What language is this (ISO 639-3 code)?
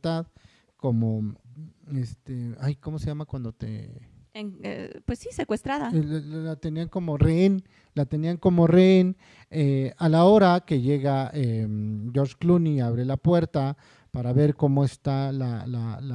spa